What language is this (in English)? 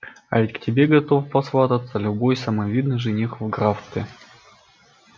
Russian